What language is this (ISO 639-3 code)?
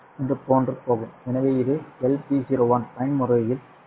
tam